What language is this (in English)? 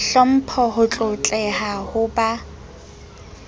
Southern Sotho